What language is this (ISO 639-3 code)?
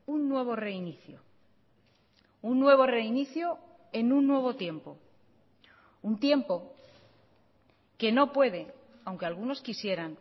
spa